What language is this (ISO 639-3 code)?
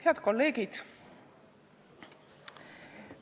est